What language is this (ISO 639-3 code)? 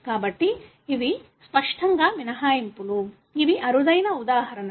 tel